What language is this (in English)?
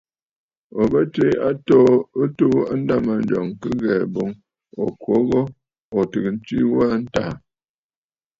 Bafut